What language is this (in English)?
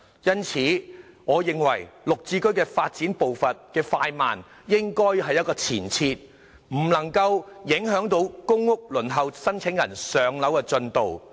Cantonese